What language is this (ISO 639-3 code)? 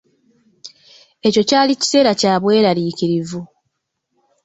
lug